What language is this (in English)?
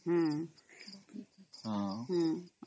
Odia